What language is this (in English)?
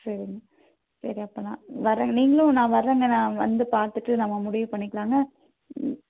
Tamil